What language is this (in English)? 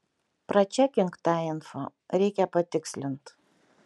Lithuanian